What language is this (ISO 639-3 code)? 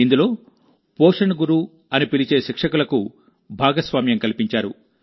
tel